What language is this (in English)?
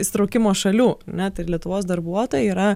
Lithuanian